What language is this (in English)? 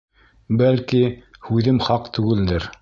Bashkir